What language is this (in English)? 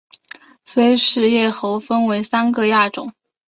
Chinese